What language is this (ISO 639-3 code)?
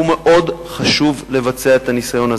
heb